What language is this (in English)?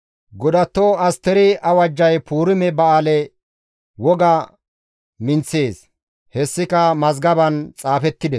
Gamo